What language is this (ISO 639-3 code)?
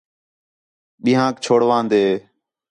xhe